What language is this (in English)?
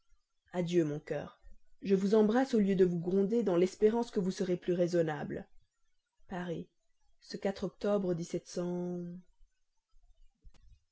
French